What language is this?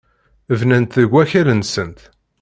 Kabyle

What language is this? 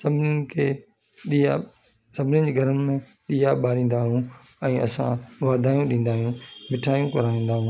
Sindhi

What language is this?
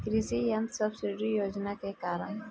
Bhojpuri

